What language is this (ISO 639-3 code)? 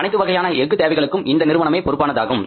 tam